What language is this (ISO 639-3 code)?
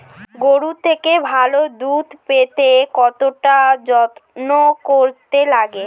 ben